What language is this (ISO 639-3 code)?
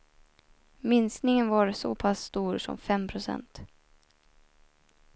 swe